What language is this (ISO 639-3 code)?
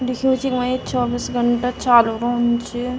gbm